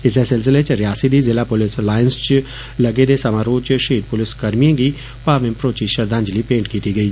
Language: Dogri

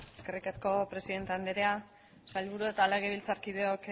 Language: Basque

